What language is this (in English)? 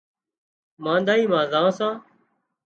Wadiyara Koli